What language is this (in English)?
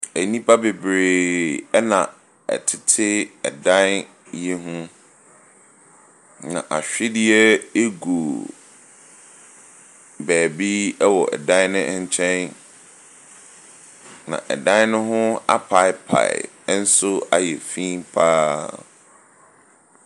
Akan